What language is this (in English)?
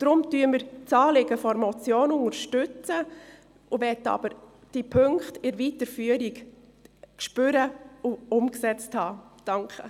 Swiss German